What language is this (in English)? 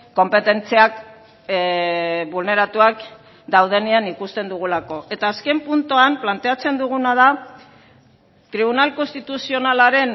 Basque